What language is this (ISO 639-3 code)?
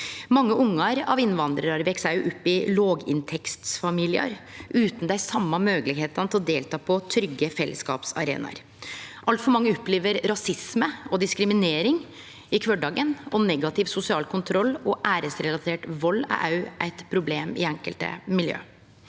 nor